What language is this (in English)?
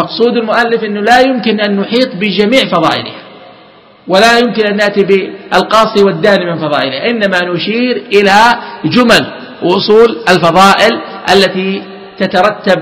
Arabic